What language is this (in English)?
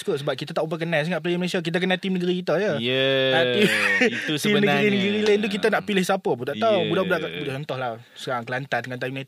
Malay